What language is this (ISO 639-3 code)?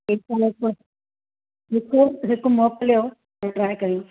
snd